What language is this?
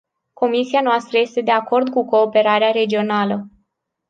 Romanian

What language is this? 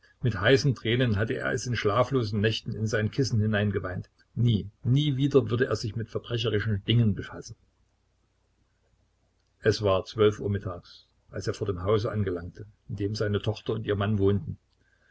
German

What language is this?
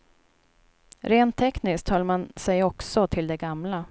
Swedish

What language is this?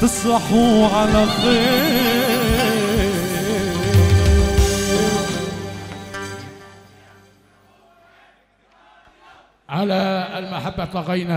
Arabic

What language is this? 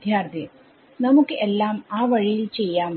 Malayalam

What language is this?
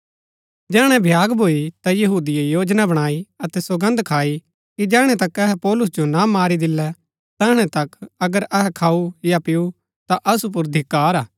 Gaddi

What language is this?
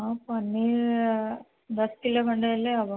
Odia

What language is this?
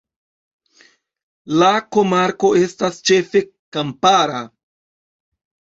Esperanto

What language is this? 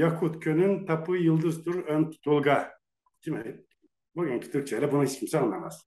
Turkish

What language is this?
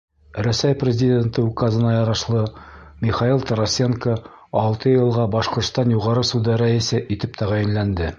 Bashkir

